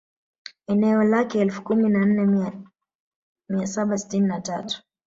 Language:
Swahili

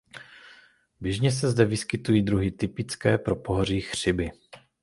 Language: Czech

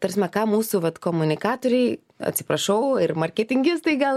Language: Lithuanian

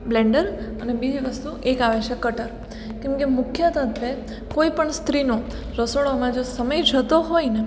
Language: Gujarati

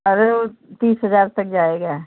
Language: Hindi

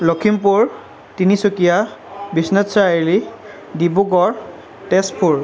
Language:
Assamese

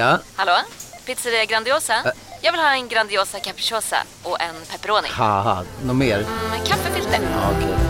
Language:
Swedish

